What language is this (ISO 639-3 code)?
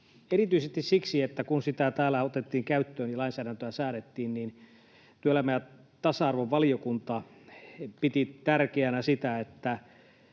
fin